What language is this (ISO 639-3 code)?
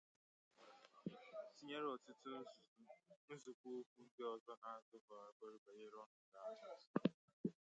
ibo